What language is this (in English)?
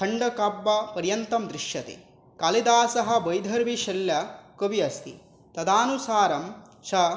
Sanskrit